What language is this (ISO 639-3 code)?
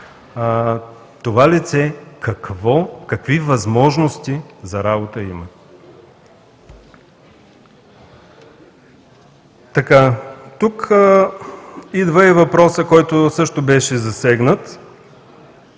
bul